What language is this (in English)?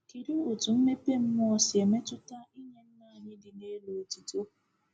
Igbo